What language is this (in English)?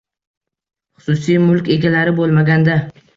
Uzbek